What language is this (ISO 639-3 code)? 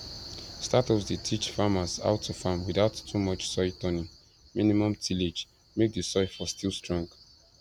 pcm